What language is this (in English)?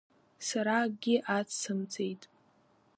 Abkhazian